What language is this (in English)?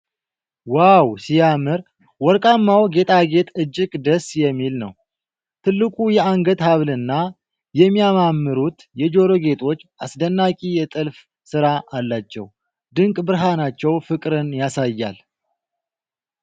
Amharic